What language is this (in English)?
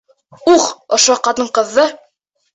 Bashkir